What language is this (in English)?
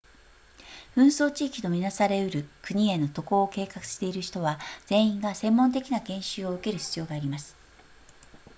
Japanese